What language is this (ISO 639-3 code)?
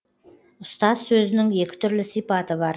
kaz